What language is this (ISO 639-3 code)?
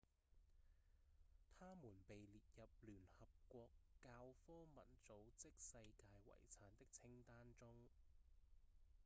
yue